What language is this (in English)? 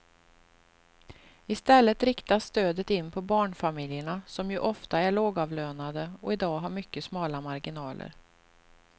Swedish